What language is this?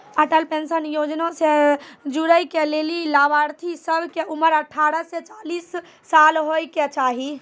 Maithili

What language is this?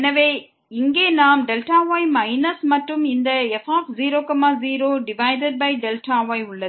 Tamil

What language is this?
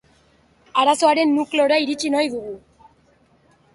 Basque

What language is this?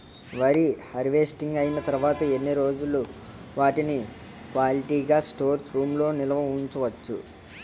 Telugu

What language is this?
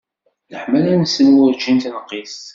Kabyle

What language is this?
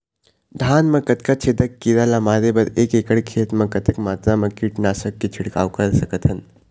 Chhattisgarhi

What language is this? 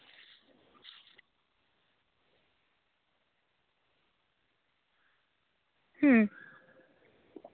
Santali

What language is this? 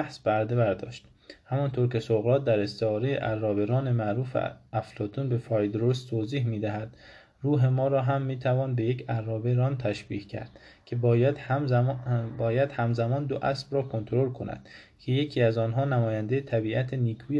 Persian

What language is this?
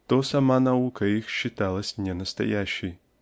Russian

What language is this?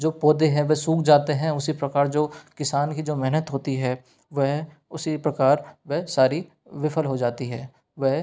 Hindi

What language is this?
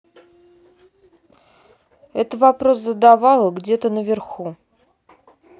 Russian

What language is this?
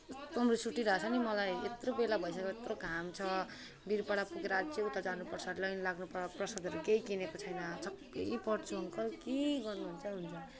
Nepali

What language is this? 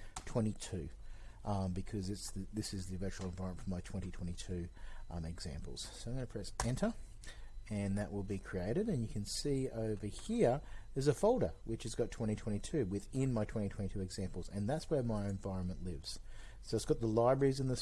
English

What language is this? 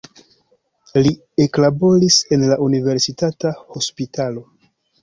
Esperanto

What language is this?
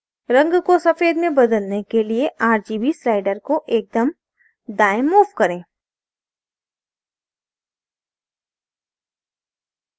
Hindi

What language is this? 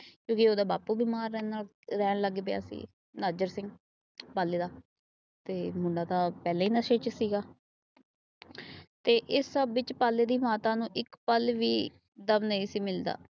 Punjabi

